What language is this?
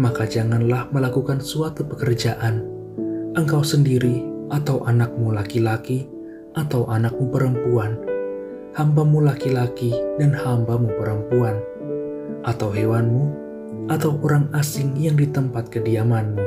Indonesian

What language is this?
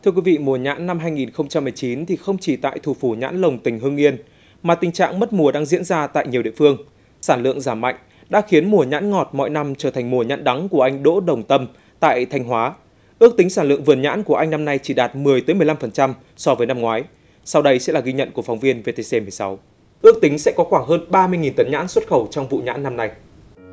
Vietnamese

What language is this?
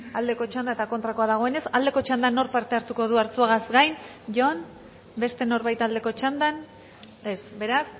Basque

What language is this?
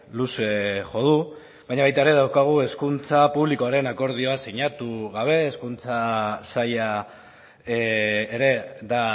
Basque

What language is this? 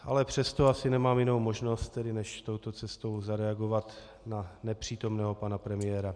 Czech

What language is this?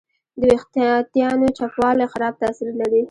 Pashto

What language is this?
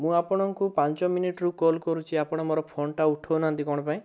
Odia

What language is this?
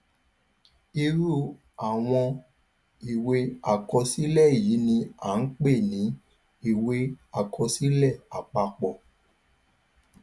Yoruba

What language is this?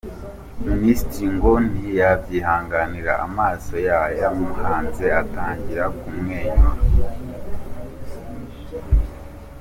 Kinyarwanda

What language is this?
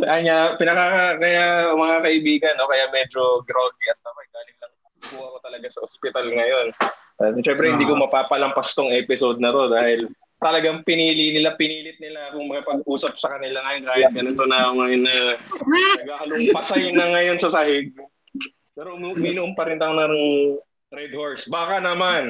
Filipino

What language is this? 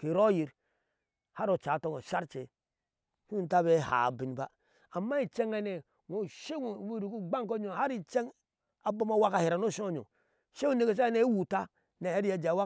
Ashe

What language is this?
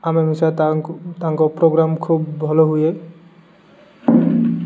Odia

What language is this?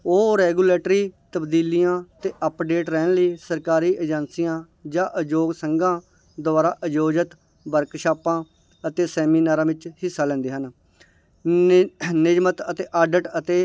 Punjabi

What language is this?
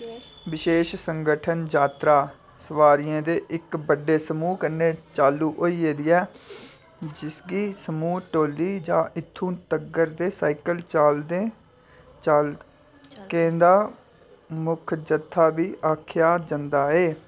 Dogri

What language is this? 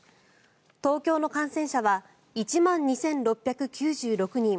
Japanese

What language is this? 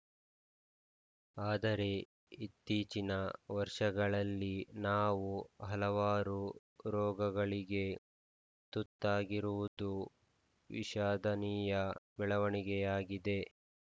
Kannada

